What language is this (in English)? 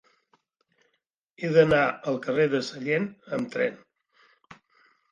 Catalan